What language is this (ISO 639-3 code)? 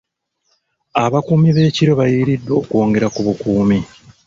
lug